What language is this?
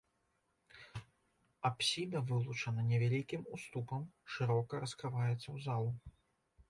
Belarusian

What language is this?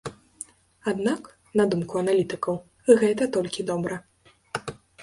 Belarusian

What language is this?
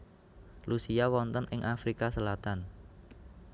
Javanese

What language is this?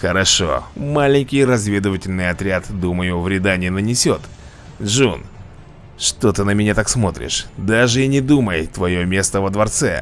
Russian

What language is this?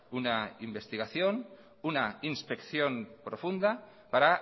Spanish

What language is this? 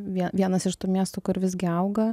Lithuanian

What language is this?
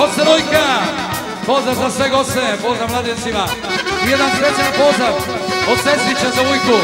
Turkish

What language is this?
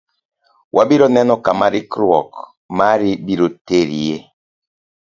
Luo (Kenya and Tanzania)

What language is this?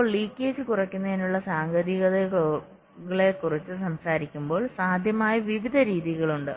Malayalam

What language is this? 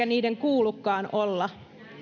Finnish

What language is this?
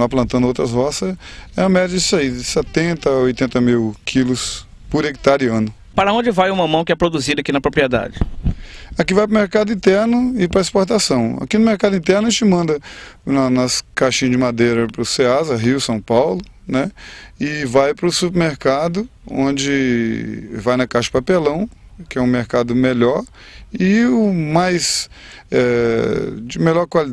Portuguese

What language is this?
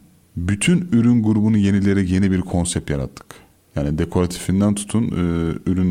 Turkish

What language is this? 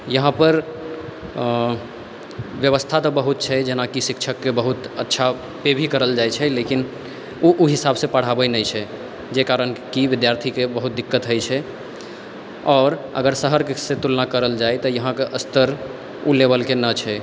Maithili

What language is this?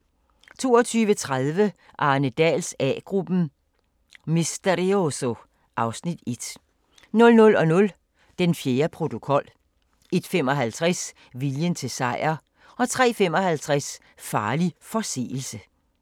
Danish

